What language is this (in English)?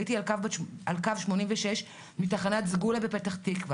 Hebrew